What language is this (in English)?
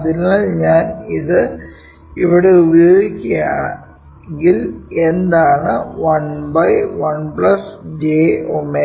Malayalam